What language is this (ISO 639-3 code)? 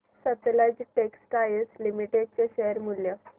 mar